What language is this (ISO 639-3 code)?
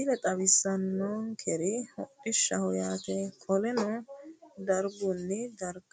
sid